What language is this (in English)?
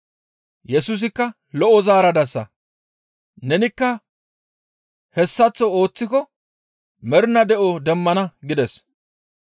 Gamo